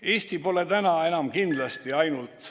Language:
Estonian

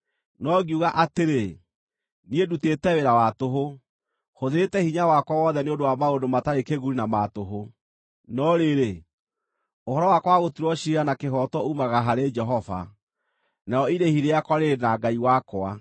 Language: Kikuyu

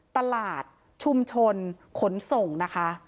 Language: Thai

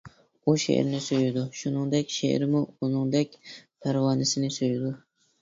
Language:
Uyghur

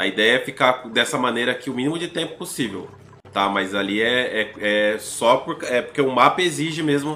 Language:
Portuguese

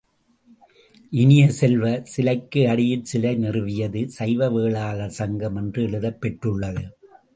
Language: Tamil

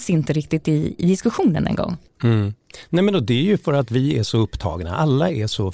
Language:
Swedish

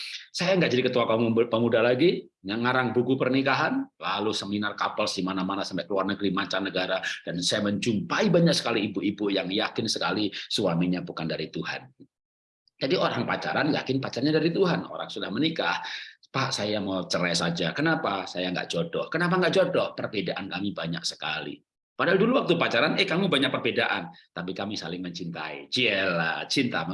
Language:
Indonesian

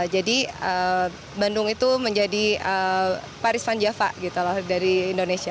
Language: Indonesian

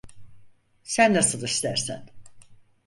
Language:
Turkish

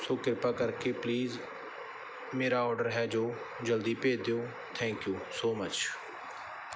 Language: Punjabi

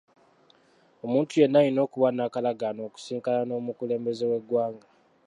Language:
Ganda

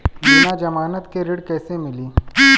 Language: Bhojpuri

